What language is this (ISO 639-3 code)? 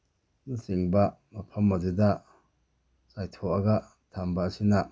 mni